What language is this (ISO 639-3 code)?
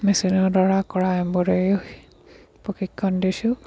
asm